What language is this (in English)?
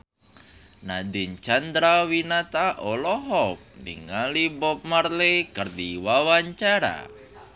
Sundanese